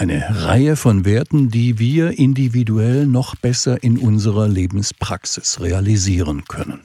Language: German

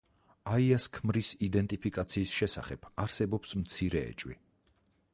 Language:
Georgian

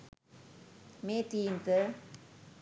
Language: Sinhala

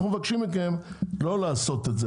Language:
Hebrew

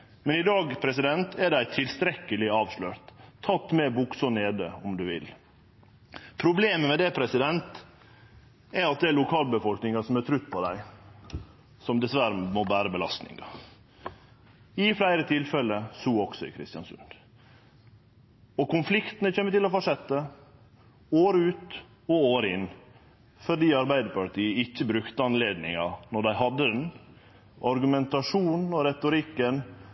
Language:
Norwegian Nynorsk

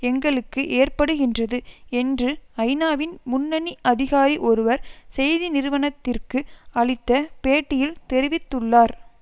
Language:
Tamil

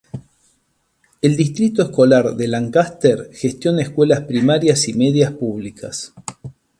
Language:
Spanish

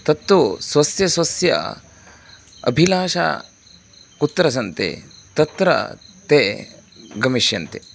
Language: Sanskrit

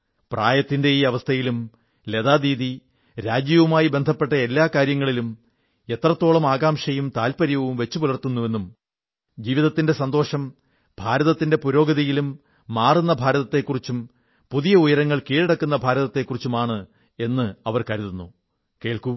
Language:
Malayalam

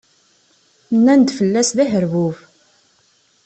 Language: Kabyle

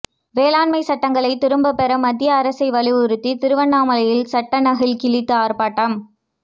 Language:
Tamil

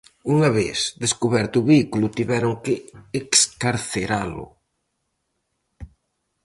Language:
Galician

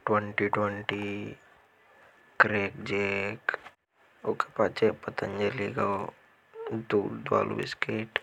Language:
Hadothi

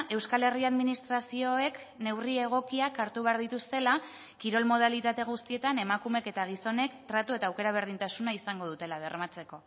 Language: Basque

